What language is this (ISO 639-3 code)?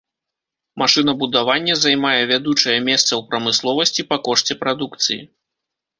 bel